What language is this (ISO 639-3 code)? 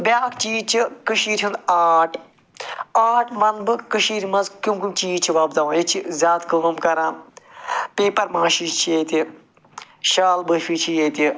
kas